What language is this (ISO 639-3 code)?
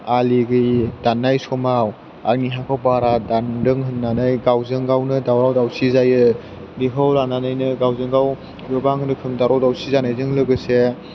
brx